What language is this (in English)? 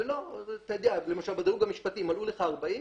Hebrew